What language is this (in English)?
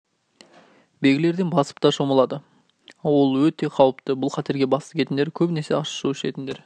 Kazakh